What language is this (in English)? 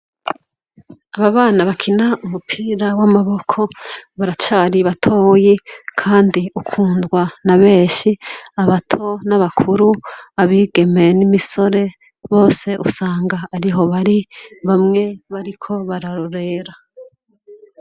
Rundi